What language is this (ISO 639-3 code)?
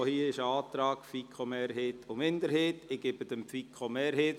gsw